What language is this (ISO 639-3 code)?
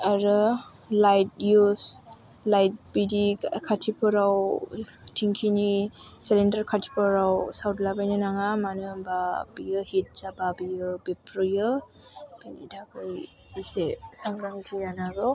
brx